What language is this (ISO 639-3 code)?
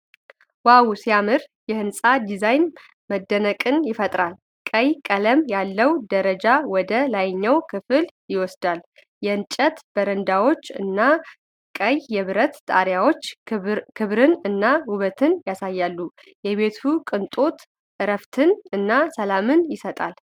amh